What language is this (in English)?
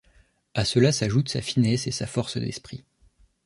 French